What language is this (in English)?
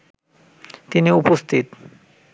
Bangla